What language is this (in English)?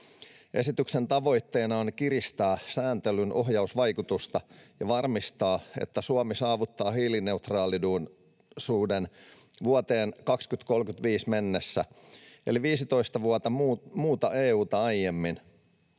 Finnish